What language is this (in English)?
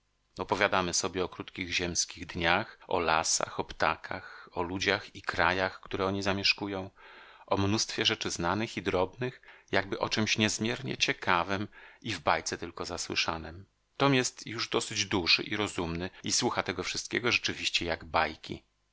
Polish